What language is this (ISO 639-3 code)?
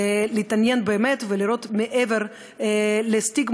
heb